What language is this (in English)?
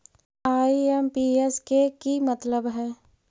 Magahi